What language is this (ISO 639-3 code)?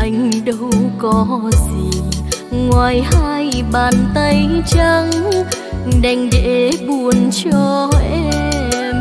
vie